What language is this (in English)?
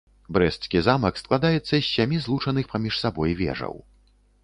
Belarusian